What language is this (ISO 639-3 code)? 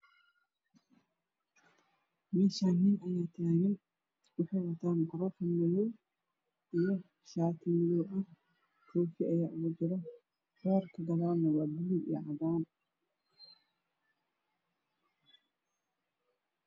som